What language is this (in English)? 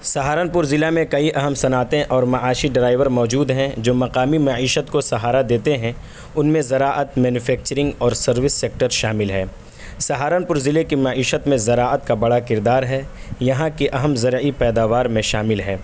Urdu